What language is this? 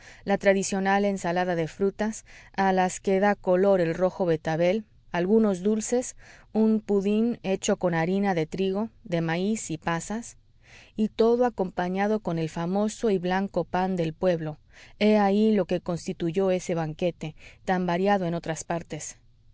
Spanish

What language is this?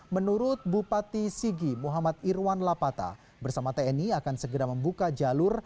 Indonesian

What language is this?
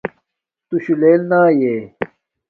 Domaaki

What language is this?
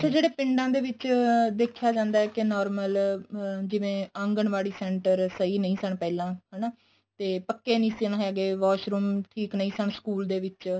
Punjabi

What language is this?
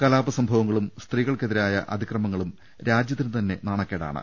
Malayalam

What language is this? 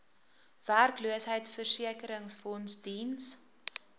Afrikaans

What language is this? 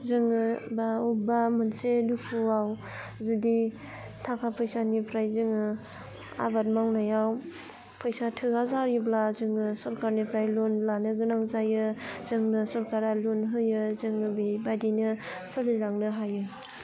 Bodo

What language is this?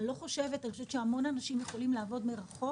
Hebrew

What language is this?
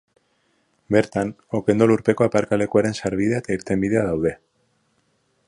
Basque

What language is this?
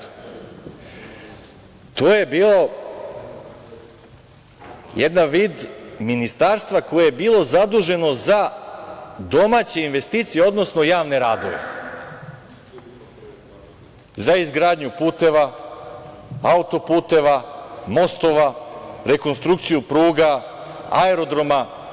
Serbian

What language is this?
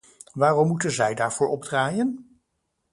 Dutch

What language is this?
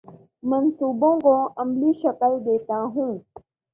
Urdu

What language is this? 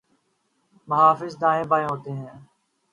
Urdu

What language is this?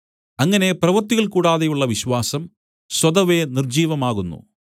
Malayalam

